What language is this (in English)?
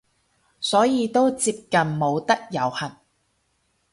Cantonese